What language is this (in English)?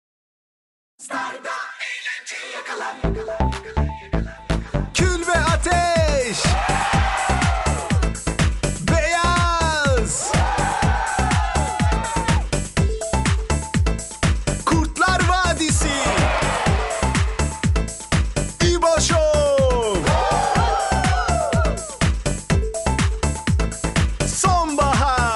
Thai